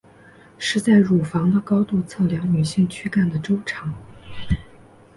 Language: Chinese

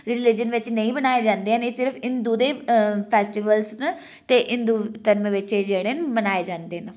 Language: Dogri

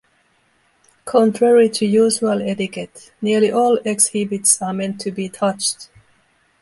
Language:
English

